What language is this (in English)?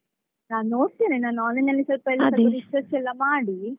Kannada